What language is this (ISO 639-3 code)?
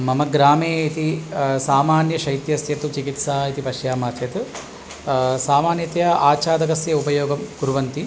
san